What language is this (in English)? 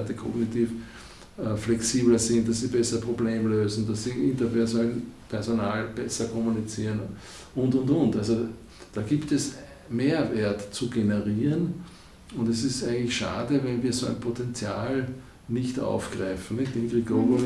German